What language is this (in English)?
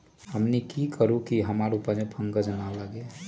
Magahi